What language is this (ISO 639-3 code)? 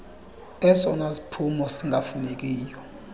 xho